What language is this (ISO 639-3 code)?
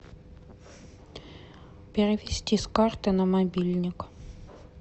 rus